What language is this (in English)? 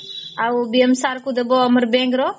Odia